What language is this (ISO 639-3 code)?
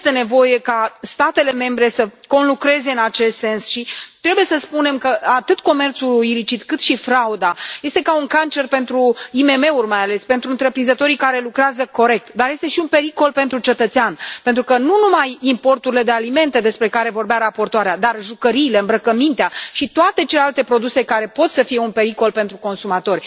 ron